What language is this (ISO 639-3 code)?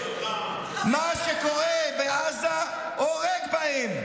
heb